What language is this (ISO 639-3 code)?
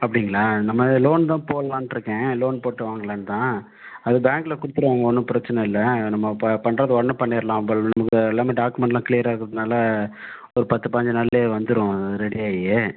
tam